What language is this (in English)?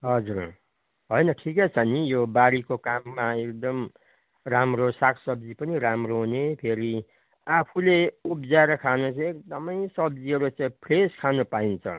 Nepali